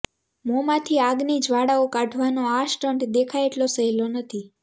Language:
Gujarati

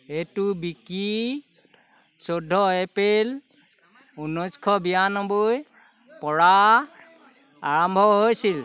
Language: Assamese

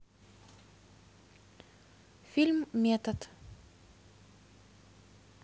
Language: Russian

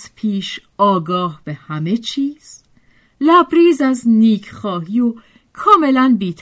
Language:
Persian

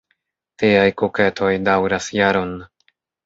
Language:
Esperanto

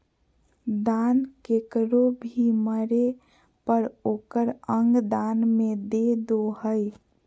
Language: Magahi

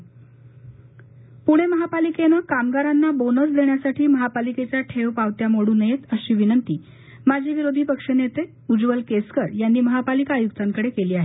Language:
Marathi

